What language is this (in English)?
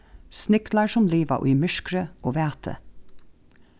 Faroese